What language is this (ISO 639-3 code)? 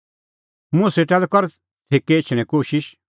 kfx